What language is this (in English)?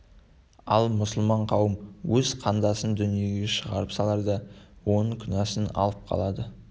Kazakh